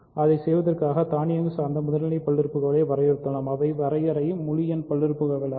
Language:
Tamil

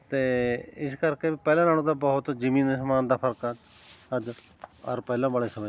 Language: Punjabi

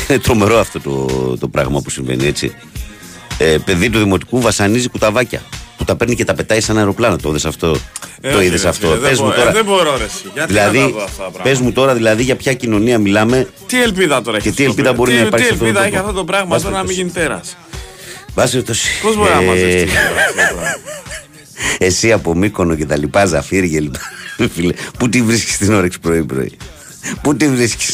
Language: Greek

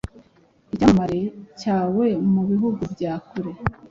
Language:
Kinyarwanda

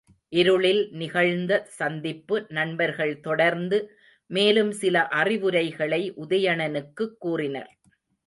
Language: Tamil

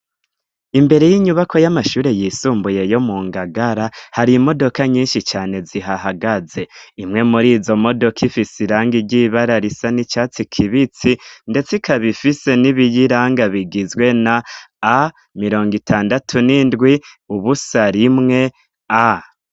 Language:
Rundi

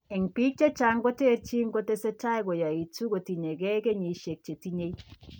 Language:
Kalenjin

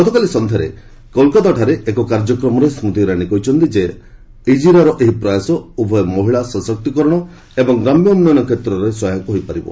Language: Odia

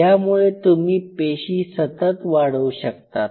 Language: Marathi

